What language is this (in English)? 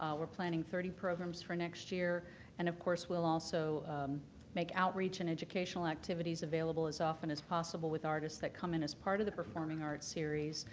English